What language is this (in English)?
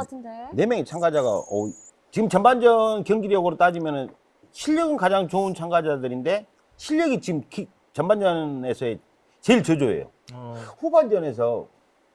Korean